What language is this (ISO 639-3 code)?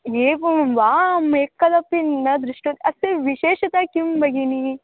san